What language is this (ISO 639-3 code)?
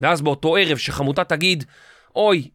heb